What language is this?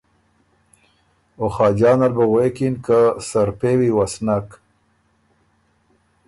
Ormuri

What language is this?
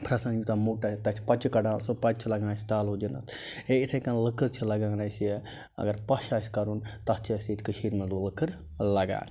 Kashmiri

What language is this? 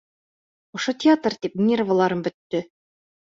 Bashkir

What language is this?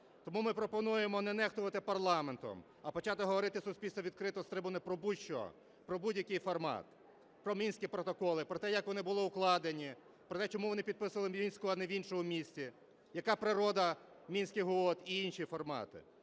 Ukrainian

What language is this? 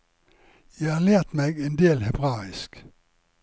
Norwegian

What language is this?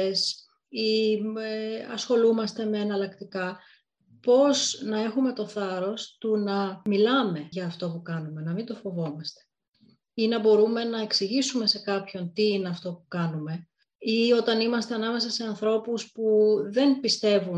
Greek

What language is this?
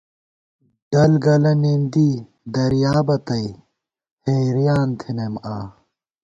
Gawar-Bati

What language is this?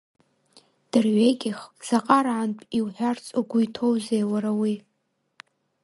Abkhazian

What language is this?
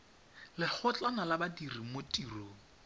Tswana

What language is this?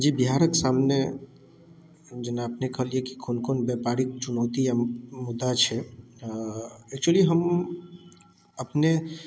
Maithili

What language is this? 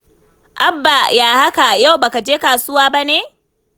Hausa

